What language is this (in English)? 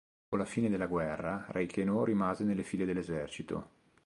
Italian